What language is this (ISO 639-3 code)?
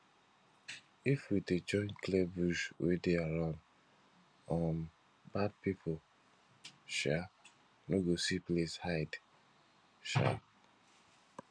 pcm